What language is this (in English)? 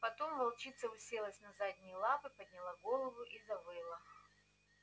Russian